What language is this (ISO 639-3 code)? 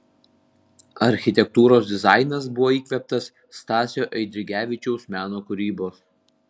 lit